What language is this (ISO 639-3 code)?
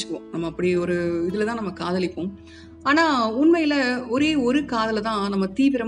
tam